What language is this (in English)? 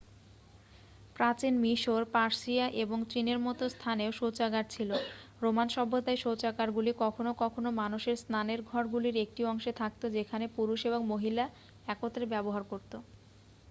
Bangla